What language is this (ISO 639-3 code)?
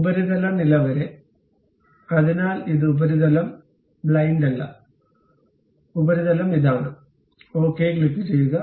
mal